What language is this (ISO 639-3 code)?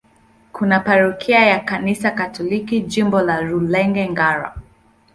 swa